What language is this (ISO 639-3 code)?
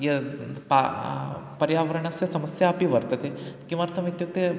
san